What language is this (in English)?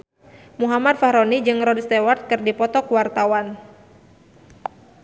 Sundanese